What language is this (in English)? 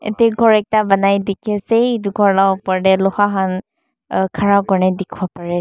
Naga Pidgin